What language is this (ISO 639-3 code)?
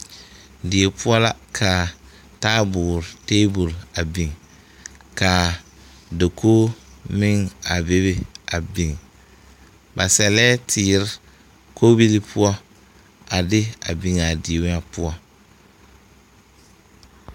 dga